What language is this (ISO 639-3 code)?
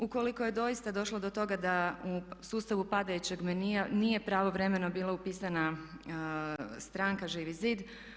hrv